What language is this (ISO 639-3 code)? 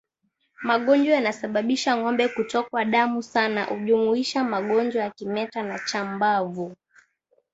swa